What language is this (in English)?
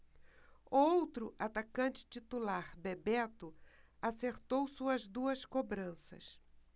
Portuguese